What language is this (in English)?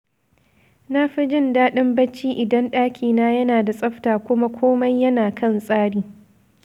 Hausa